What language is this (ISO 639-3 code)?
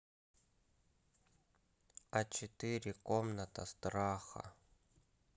rus